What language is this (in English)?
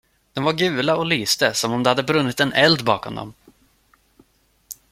Swedish